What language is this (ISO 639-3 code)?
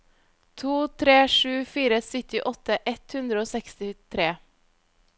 nor